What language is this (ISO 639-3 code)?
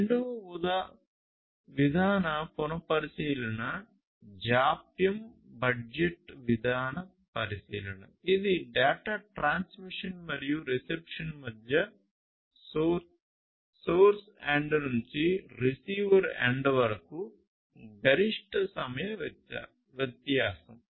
tel